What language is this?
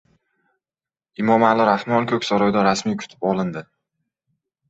Uzbek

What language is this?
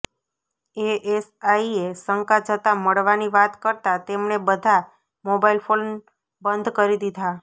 Gujarati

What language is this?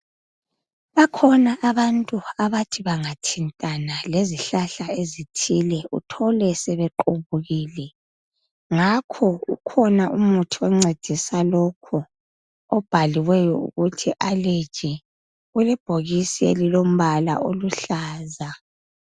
North Ndebele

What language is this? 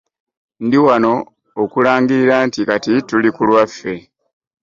Ganda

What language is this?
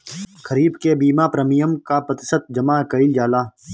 Bhojpuri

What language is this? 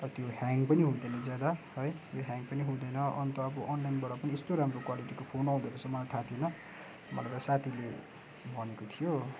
Nepali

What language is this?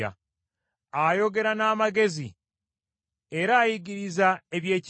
Ganda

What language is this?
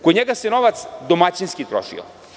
Serbian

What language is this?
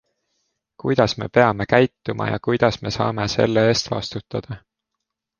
Estonian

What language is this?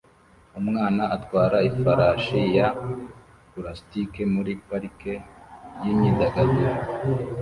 Kinyarwanda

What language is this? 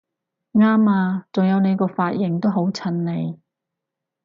Cantonese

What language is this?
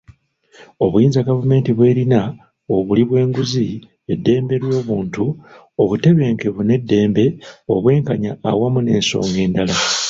Ganda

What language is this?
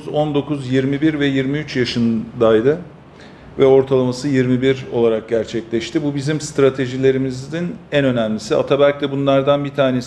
Turkish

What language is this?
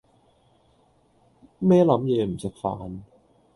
Cantonese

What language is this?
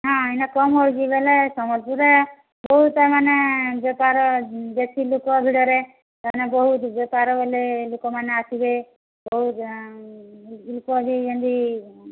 Odia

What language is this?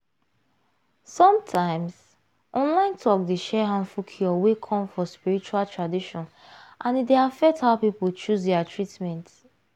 Nigerian Pidgin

